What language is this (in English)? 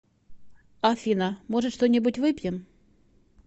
Russian